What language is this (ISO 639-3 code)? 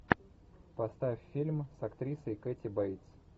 rus